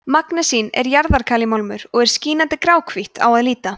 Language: Icelandic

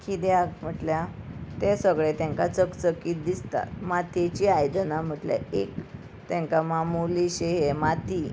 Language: Konkani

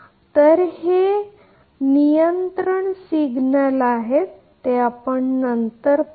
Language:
Marathi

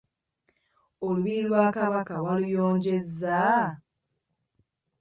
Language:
Ganda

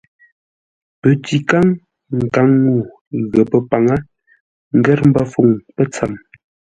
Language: Ngombale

